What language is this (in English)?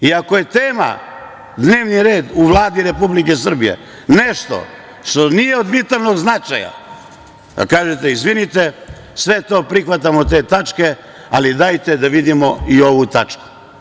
Serbian